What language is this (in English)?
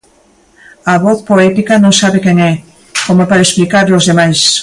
Galician